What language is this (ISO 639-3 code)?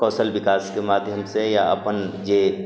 mai